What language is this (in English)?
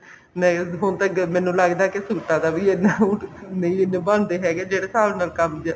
Punjabi